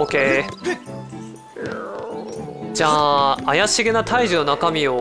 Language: Japanese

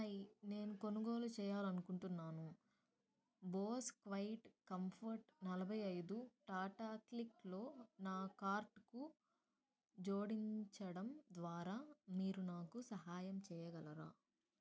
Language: Telugu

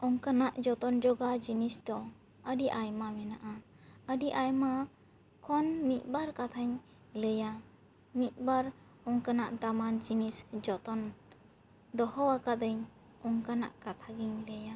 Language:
Santali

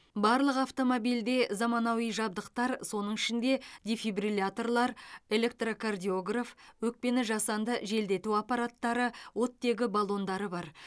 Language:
Kazakh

